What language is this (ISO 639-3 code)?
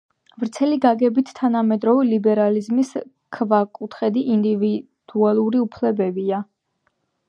kat